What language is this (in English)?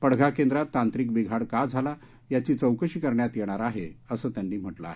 Marathi